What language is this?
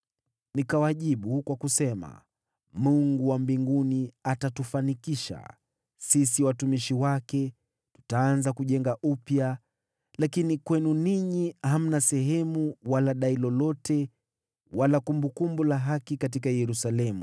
Swahili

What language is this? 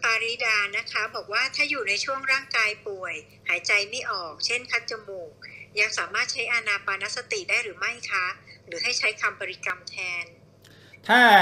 Thai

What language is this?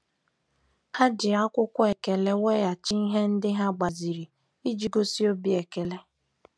Igbo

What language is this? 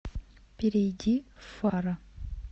Russian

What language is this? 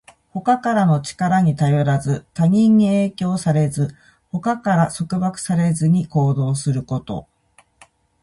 Japanese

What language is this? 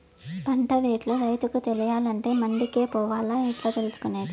Telugu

